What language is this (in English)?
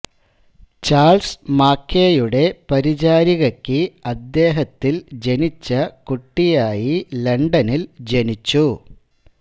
Malayalam